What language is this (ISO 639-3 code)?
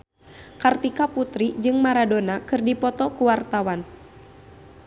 sun